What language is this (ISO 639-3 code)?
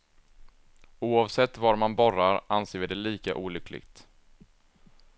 swe